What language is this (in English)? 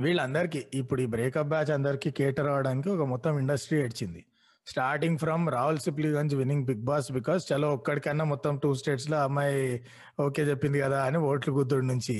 Telugu